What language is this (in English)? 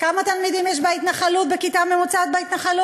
Hebrew